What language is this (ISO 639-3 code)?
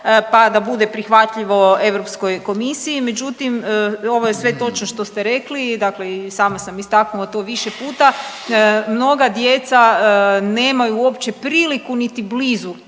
hrv